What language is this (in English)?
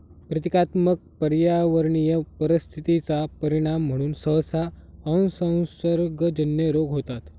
Marathi